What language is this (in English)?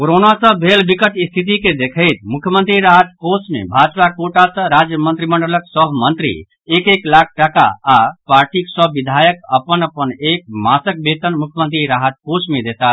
Maithili